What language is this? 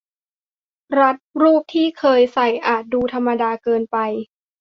Thai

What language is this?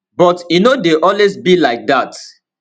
Nigerian Pidgin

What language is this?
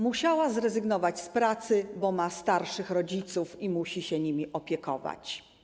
Polish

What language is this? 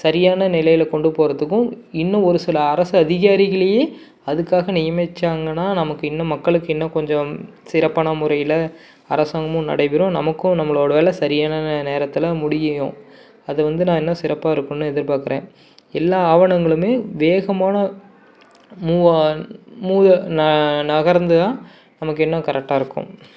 Tamil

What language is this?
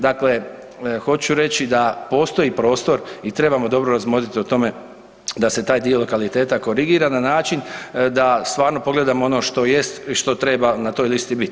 Croatian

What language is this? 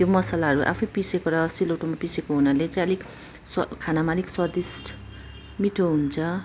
Nepali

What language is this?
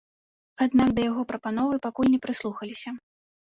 Belarusian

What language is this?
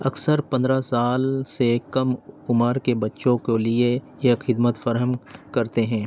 Urdu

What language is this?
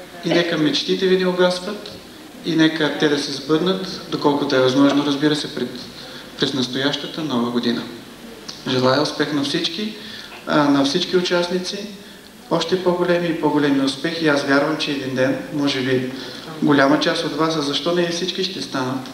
Bulgarian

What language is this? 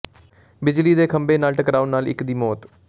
Punjabi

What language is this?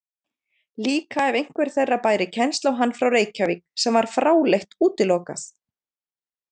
Icelandic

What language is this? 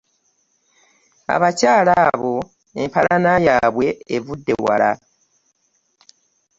Ganda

